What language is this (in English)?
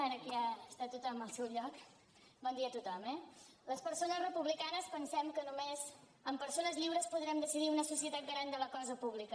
Catalan